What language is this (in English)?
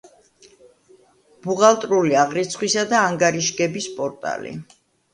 Georgian